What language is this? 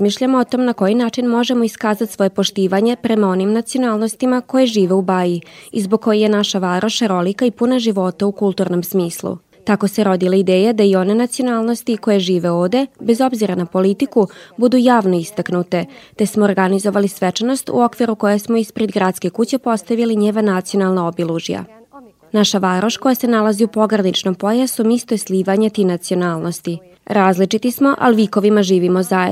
Croatian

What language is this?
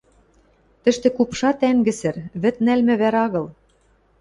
Western Mari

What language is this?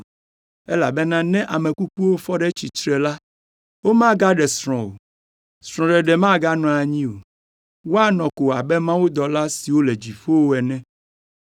Ewe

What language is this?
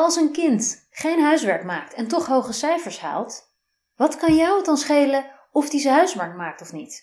Dutch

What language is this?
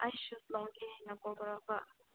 Manipuri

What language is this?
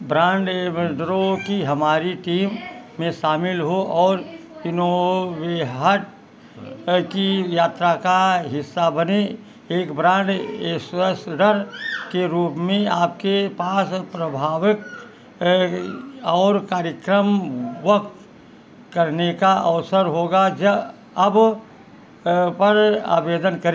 Hindi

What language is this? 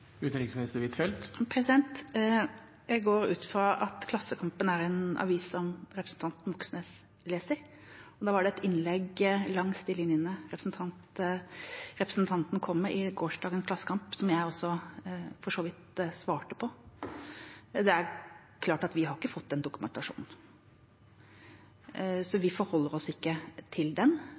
Norwegian Bokmål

